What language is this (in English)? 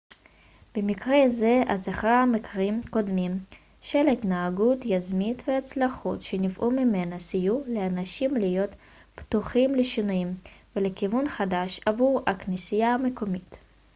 Hebrew